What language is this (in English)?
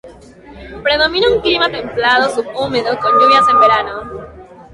Spanish